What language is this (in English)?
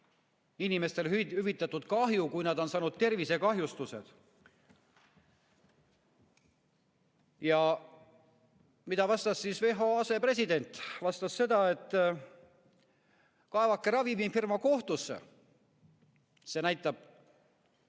Estonian